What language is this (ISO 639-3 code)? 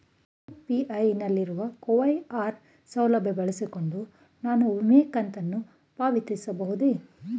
kan